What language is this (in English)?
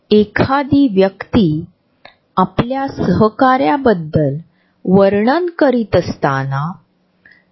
Marathi